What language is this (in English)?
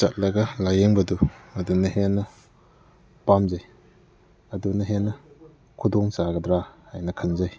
Manipuri